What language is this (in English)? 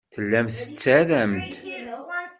Kabyle